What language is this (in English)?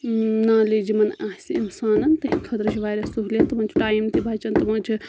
Kashmiri